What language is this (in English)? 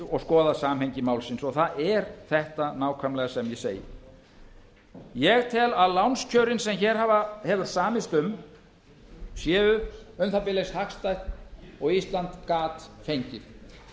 Icelandic